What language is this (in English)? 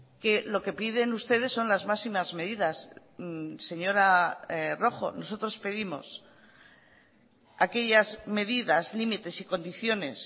Spanish